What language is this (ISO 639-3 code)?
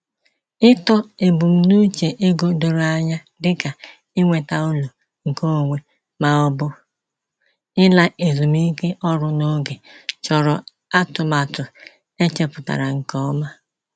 ibo